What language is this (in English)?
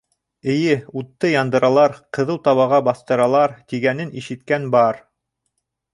Bashkir